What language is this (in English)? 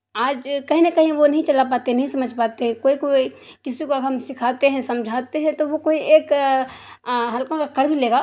Urdu